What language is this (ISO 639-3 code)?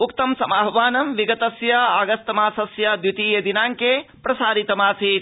san